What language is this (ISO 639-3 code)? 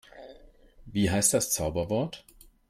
deu